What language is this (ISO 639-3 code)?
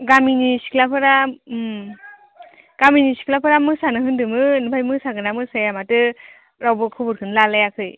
brx